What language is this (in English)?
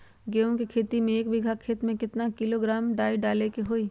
Magahi